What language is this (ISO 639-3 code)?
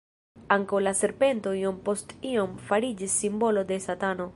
epo